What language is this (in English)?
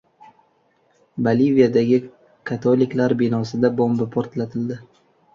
Uzbek